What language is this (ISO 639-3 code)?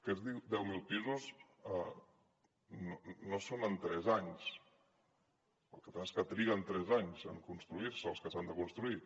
cat